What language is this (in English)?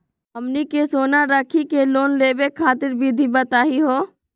Magahi